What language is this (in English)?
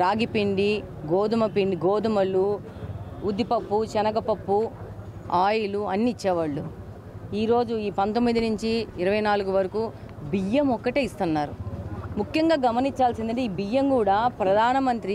Telugu